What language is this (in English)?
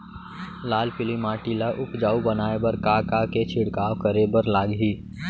Chhattisgarhi